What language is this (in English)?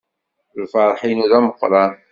Kabyle